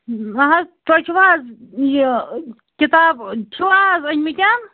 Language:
Kashmiri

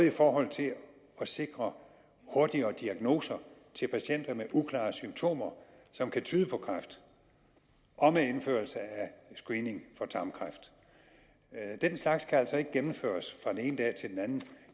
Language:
Danish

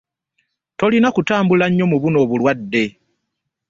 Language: Ganda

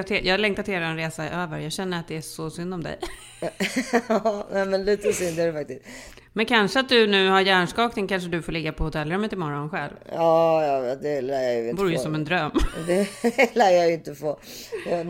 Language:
Swedish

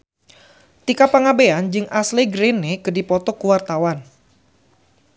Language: Sundanese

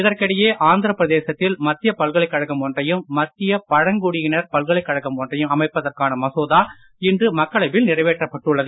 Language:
Tamil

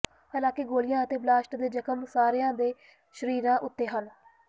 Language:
Punjabi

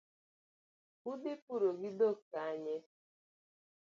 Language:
Luo (Kenya and Tanzania)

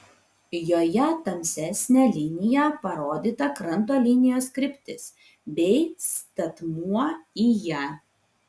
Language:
Lithuanian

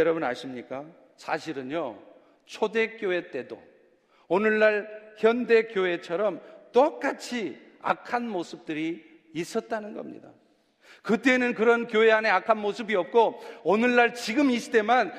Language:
Korean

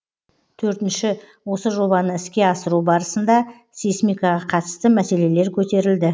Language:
Kazakh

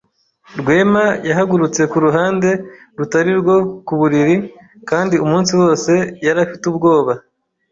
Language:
Kinyarwanda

